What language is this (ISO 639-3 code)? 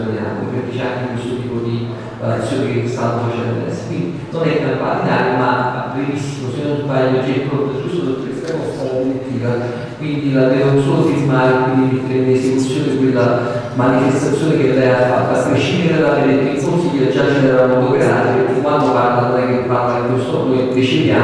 ita